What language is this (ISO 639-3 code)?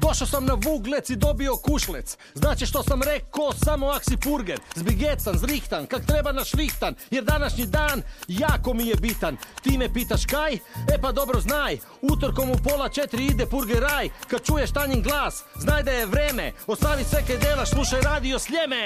hrv